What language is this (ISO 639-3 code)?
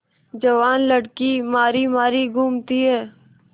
hin